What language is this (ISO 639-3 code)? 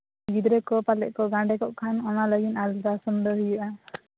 sat